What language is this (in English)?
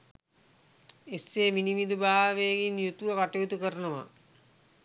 Sinhala